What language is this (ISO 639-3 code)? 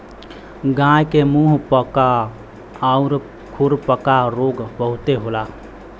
bho